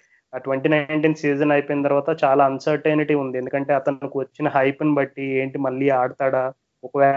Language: Telugu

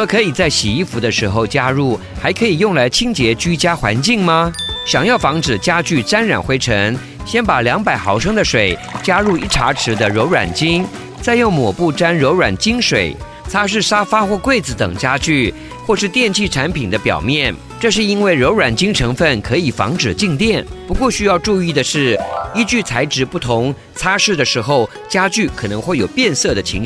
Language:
Chinese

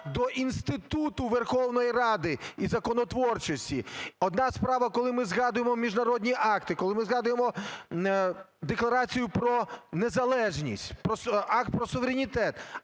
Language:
Ukrainian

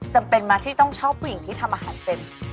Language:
Thai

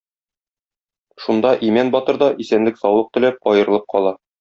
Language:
Tatar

